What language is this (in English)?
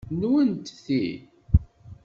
Kabyle